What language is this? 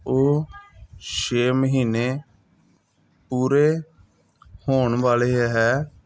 Punjabi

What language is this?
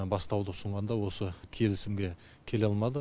Kazakh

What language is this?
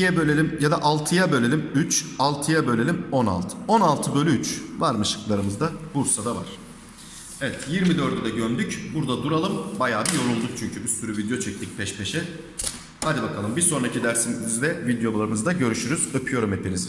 Turkish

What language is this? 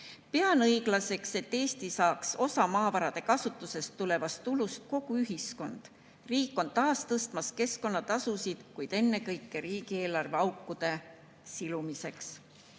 Estonian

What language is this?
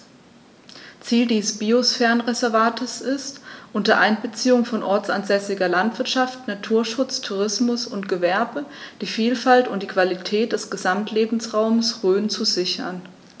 German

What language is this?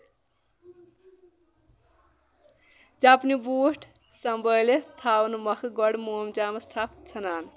Kashmiri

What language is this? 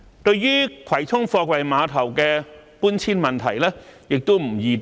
Cantonese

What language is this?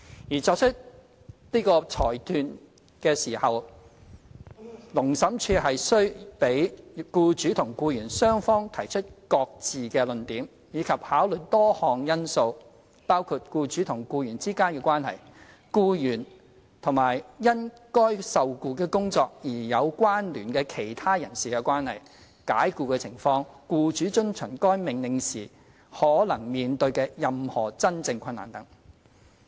Cantonese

